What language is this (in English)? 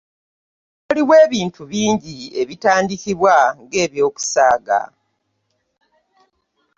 Ganda